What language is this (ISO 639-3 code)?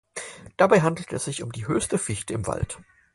deu